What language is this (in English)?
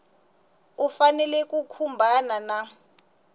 Tsonga